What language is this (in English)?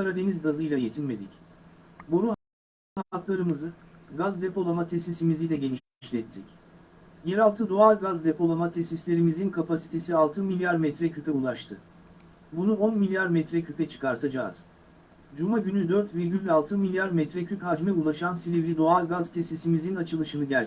Turkish